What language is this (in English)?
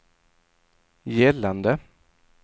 Swedish